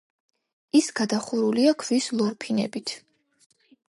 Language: Georgian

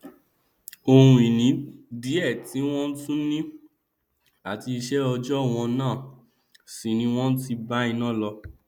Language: Yoruba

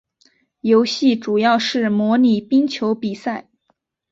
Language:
Chinese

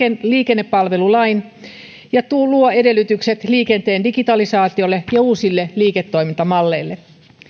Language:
Finnish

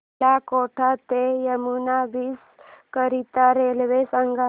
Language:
Marathi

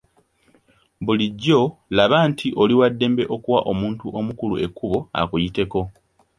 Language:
Ganda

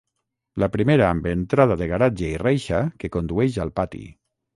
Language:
Catalan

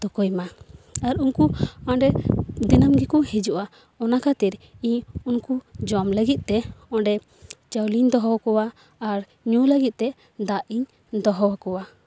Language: Santali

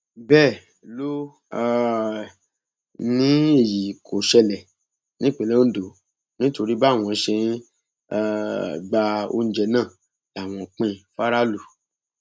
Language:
Yoruba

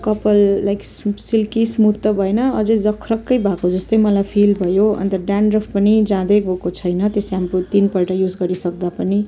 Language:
Nepali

